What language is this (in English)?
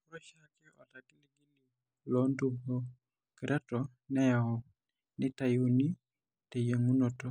Masai